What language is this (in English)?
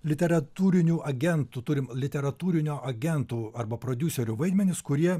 Lithuanian